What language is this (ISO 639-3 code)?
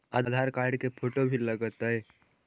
mag